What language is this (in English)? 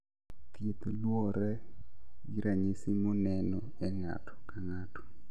Luo (Kenya and Tanzania)